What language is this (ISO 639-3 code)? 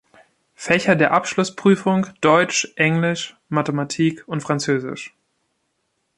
deu